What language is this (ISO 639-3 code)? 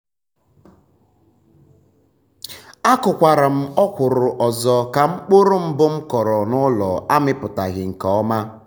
ibo